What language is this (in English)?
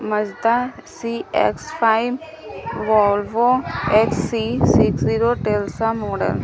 Urdu